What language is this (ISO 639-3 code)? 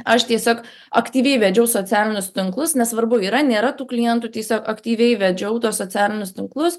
lit